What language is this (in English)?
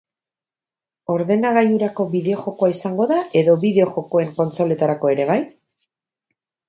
Basque